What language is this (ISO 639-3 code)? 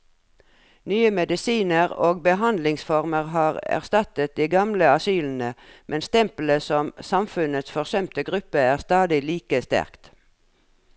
nor